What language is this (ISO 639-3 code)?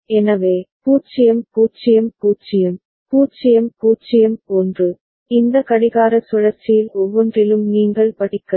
tam